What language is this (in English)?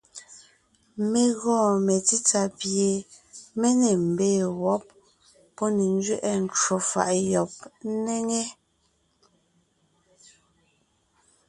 Ngiemboon